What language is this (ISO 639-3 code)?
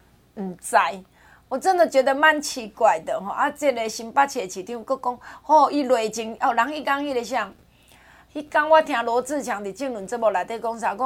zho